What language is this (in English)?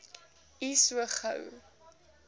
Afrikaans